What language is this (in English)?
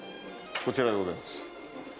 Japanese